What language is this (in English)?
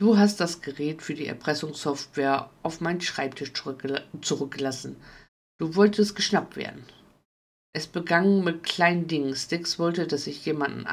German